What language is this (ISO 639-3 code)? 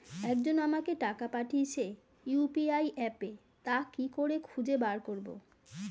ben